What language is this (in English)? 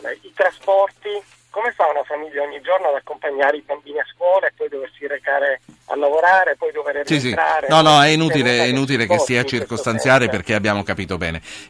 Italian